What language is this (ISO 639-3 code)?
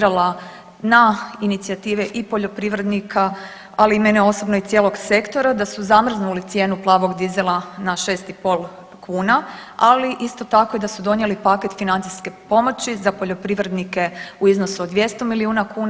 hrv